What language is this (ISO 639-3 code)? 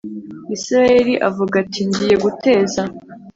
kin